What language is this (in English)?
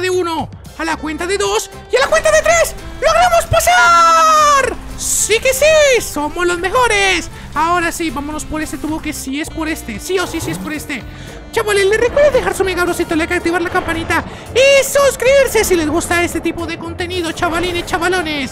Spanish